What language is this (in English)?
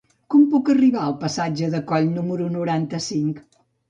Catalan